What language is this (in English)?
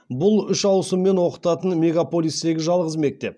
Kazakh